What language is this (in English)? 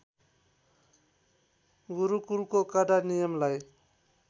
Nepali